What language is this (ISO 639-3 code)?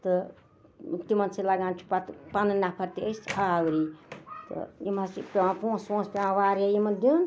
kas